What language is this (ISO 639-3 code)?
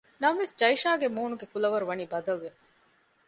div